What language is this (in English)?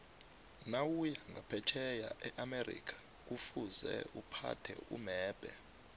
South Ndebele